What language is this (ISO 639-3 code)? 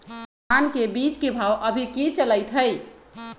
mag